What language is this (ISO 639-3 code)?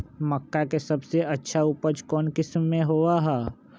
mag